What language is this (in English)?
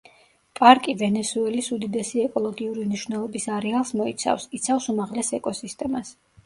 Georgian